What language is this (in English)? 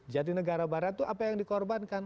Indonesian